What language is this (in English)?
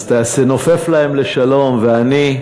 Hebrew